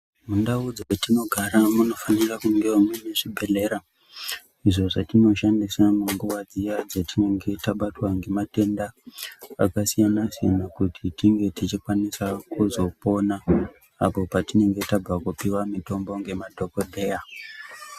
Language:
Ndau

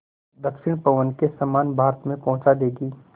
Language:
Hindi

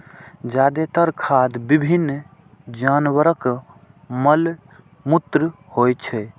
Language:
Maithili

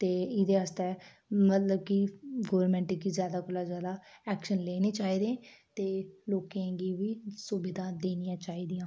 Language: Dogri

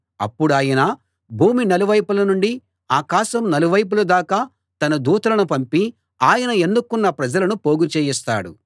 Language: Telugu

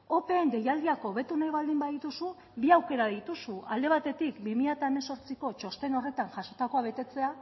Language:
Basque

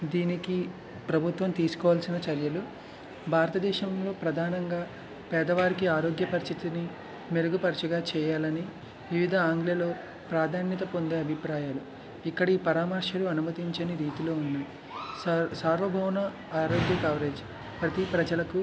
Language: Telugu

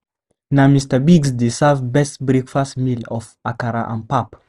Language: Nigerian Pidgin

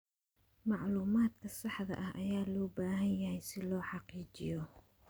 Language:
Somali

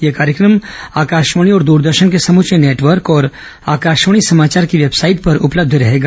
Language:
Hindi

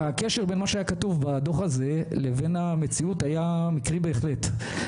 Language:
Hebrew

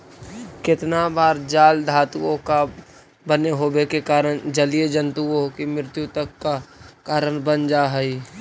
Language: Magahi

